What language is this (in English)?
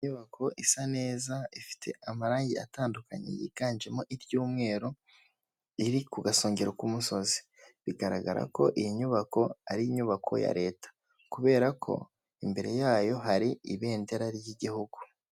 Kinyarwanda